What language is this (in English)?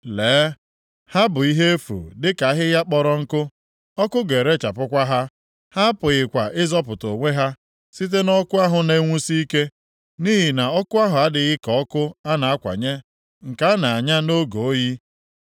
Igbo